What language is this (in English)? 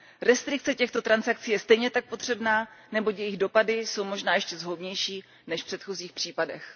Czech